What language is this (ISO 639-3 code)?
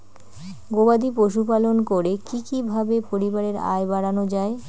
ben